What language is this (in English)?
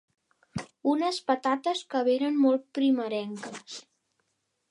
Catalan